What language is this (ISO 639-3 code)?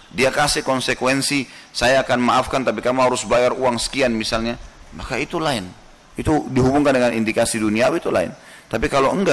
ind